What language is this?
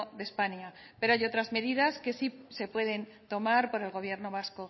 Spanish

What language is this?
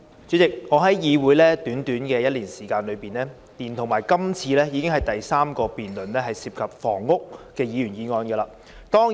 Cantonese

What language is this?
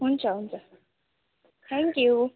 Nepali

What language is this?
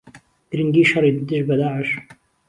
Central Kurdish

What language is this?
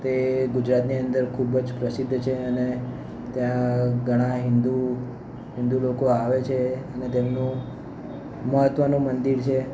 Gujarati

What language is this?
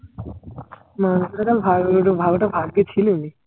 Bangla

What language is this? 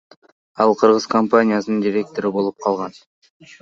Kyrgyz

